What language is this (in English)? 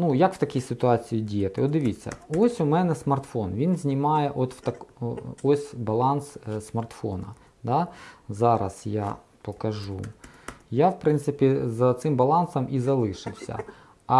Ukrainian